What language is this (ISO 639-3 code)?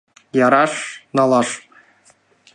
chm